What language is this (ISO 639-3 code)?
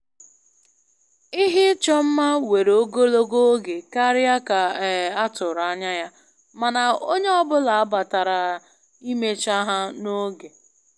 ibo